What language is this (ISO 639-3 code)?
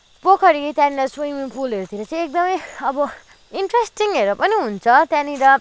nep